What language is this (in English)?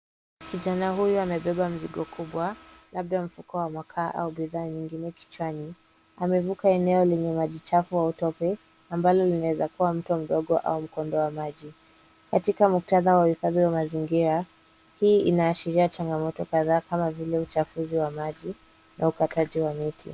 Swahili